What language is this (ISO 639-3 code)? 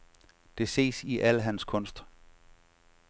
dan